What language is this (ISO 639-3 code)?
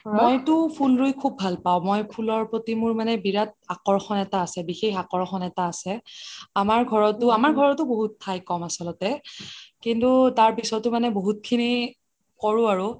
asm